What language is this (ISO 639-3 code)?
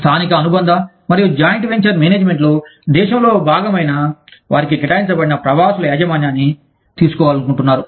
tel